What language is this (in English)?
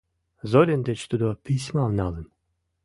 Mari